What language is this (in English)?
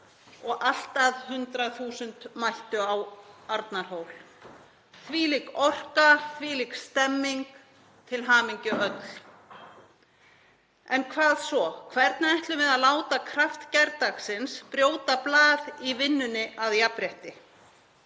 Icelandic